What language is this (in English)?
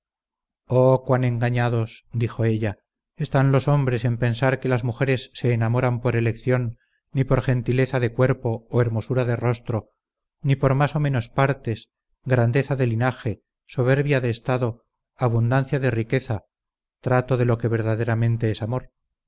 Spanish